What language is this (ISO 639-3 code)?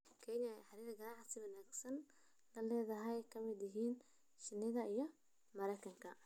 som